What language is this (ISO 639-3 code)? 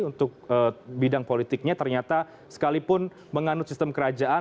ind